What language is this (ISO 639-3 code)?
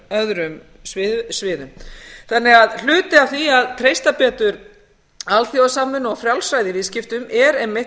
isl